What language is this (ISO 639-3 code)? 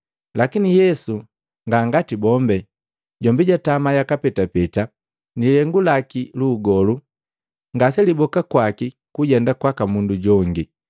mgv